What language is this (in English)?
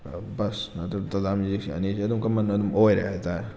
Manipuri